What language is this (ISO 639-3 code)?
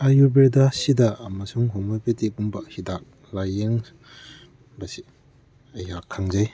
mni